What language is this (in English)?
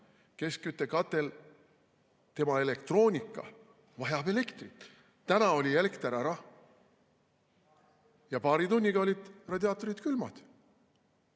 Estonian